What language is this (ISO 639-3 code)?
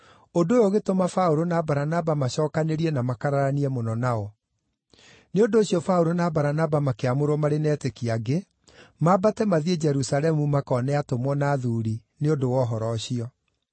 kik